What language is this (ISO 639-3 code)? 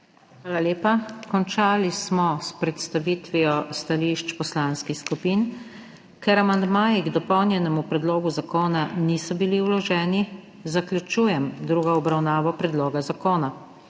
slv